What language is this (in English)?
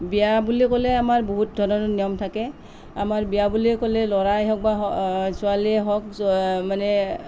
Assamese